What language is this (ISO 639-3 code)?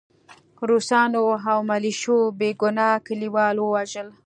pus